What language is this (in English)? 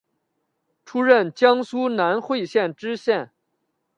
Chinese